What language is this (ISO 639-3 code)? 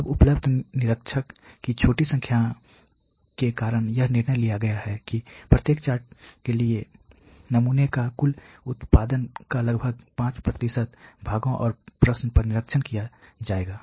hin